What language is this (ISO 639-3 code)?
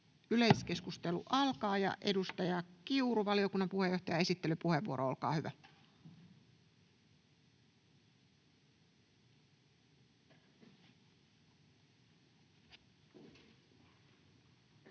fin